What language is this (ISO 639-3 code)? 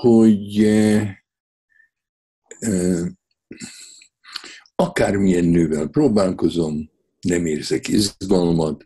hun